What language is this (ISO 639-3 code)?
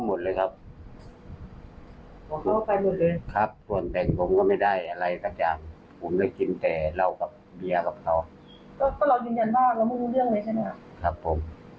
tha